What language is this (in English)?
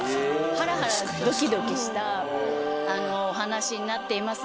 Japanese